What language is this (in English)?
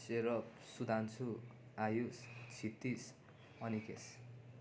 Nepali